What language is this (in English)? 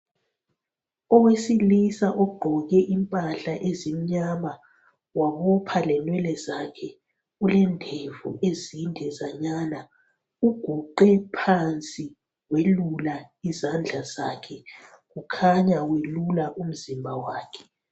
North Ndebele